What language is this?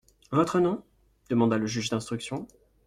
French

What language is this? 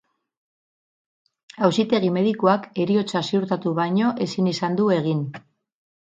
Basque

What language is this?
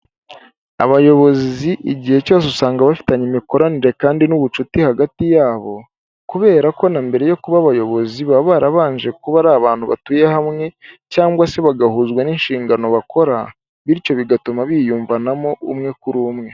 Kinyarwanda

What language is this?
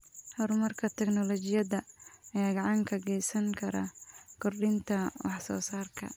Somali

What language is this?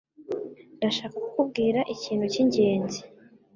Kinyarwanda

